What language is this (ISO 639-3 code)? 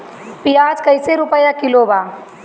bho